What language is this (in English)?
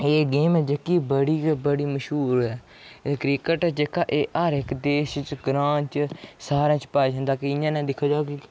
Dogri